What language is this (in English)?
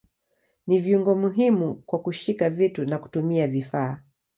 Swahili